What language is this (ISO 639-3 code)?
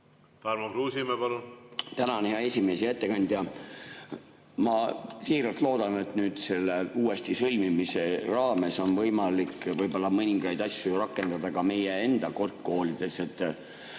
est